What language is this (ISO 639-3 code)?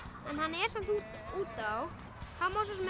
isl